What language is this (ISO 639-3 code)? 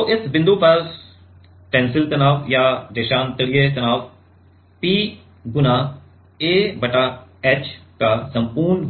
hin